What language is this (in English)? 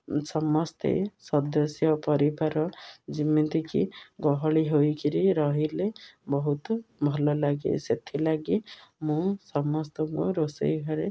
Odia